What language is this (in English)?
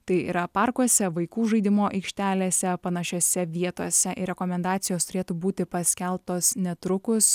Lithuanian